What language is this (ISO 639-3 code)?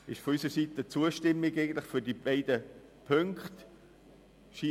gsw